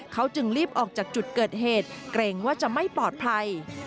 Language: Thai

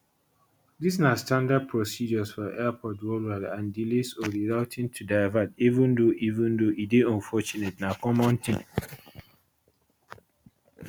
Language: Nigerian Pidgin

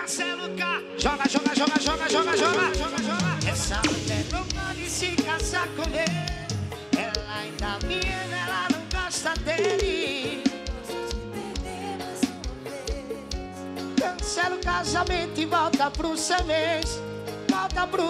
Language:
Romanian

